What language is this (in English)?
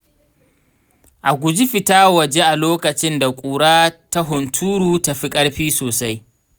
Hausa